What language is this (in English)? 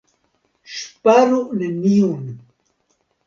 Esperanto